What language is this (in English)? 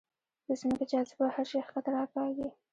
Pashto